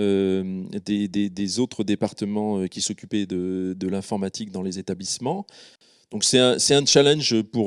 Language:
French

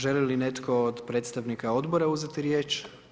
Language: Croatian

